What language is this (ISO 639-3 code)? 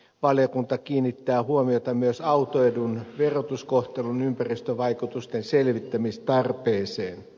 fin